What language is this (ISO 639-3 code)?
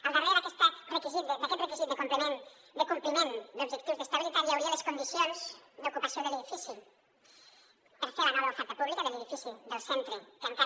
cat